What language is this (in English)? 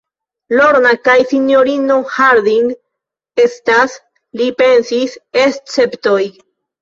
Esperanto